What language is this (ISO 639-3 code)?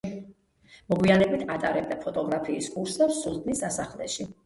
kat